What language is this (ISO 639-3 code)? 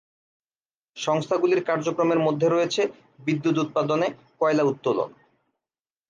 ben